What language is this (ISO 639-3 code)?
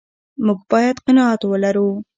pus